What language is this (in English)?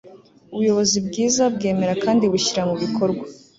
Kinyarwanda